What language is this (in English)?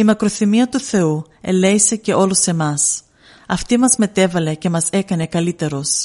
Greek